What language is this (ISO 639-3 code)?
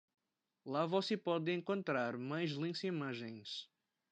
por